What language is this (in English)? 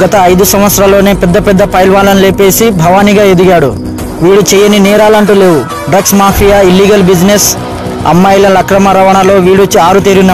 Arabic